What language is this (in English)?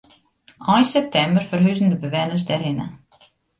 Western Frisian